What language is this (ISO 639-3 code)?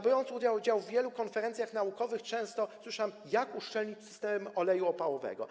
pol